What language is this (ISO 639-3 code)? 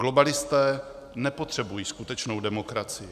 ces